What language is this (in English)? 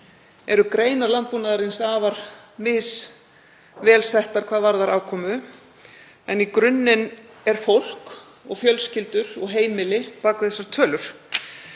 Icelandic